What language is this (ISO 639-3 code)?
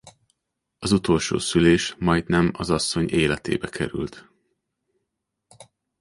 hun